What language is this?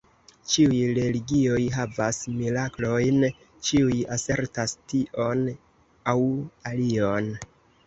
Esperanto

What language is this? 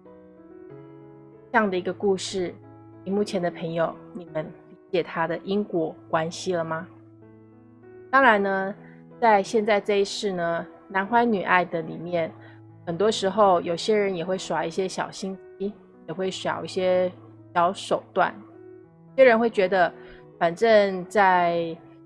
Chinese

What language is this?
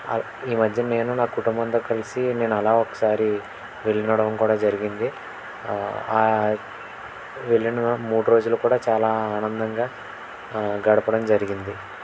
Telugu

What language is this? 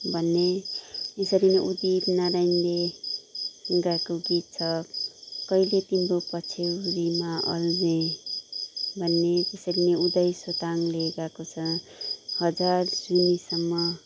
Nepali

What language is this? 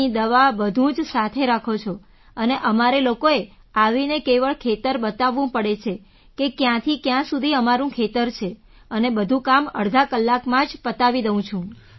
Gujarati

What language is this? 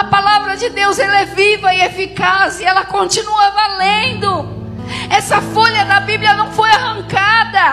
Portuguese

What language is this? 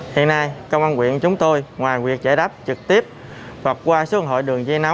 Vietnamese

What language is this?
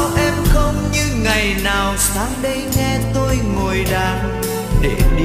Vietnamese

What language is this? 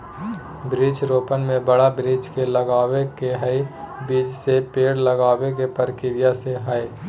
Magahi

